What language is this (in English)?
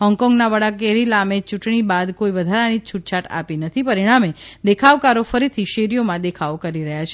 Gujarati